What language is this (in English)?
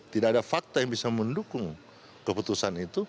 Indonesian